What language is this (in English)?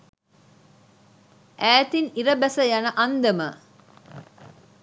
Sinhala